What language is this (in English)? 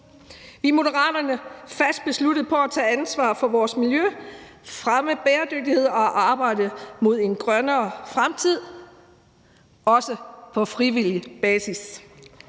Danish